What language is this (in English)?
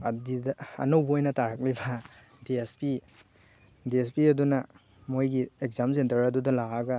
Manipuri